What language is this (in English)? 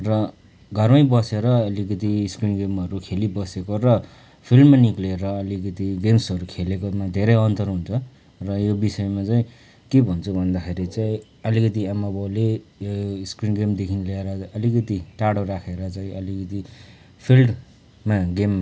Nepali